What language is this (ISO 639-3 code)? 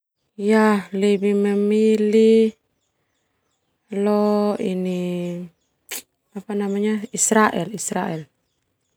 twu